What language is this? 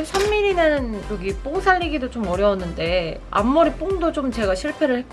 Korean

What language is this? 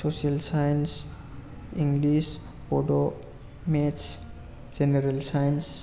Bodo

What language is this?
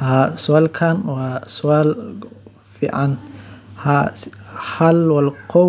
Somali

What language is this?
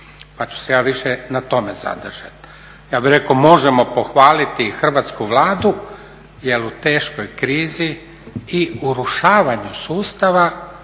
Croatian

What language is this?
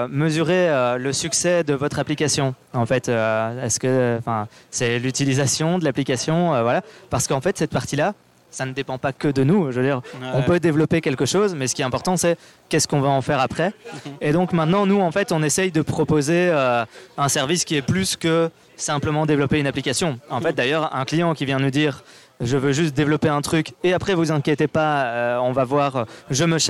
French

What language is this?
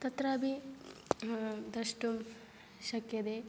Sanskrit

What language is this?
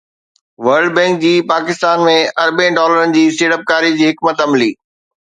Sindhi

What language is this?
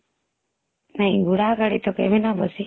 Odia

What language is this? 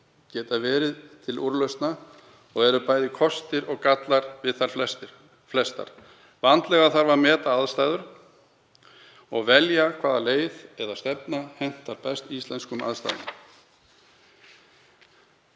Icelandic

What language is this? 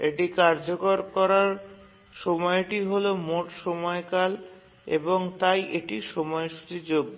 Bangla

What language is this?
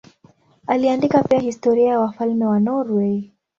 Swahili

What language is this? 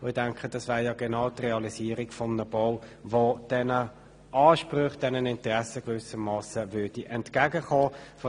Swiss German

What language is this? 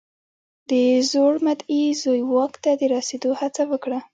Pashto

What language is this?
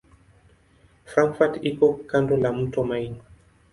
Swahili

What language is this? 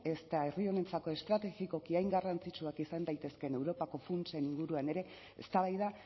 Basque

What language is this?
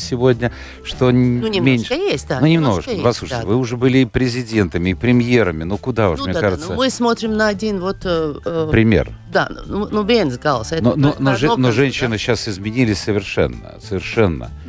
Russian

